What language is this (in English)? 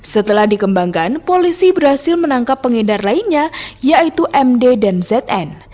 Indonesian